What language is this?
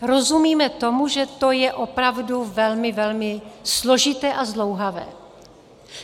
Czech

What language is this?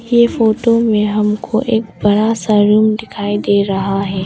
Hindi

